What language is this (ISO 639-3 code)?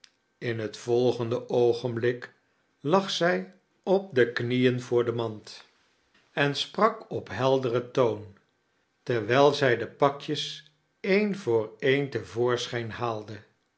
nld